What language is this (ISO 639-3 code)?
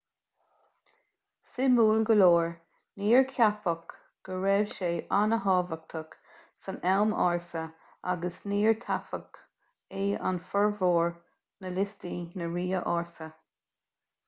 gle